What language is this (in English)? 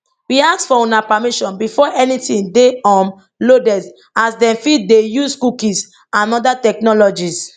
Nigerian Pidgin